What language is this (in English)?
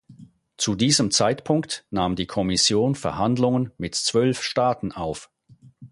German